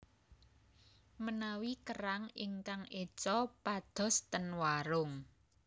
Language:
Javanese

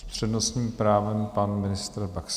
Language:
Czech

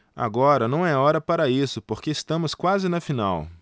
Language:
Portuguese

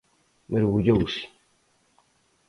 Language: Galician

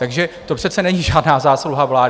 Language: Czech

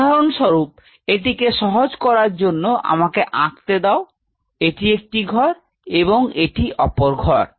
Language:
Bangla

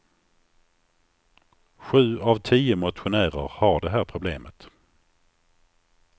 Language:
Swedish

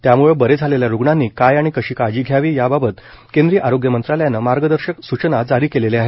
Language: Marathi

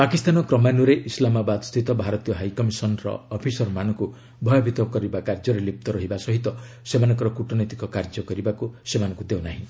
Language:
Odia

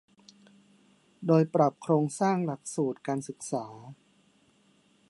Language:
Thai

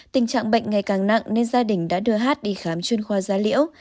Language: Vietnamese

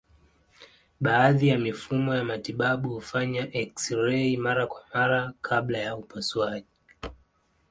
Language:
Swahili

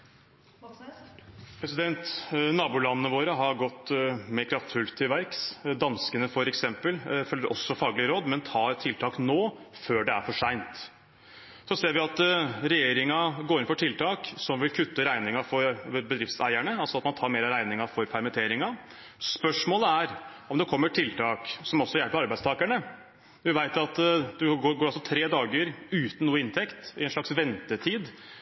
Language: Norwegian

